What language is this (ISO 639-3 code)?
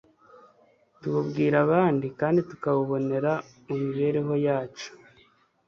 kin